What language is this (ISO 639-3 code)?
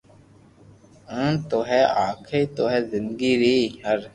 lrk